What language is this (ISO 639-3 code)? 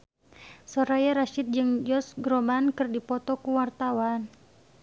sun